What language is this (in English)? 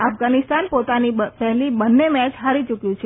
Gujarati